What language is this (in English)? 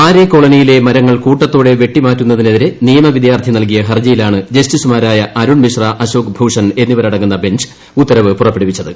Malayalam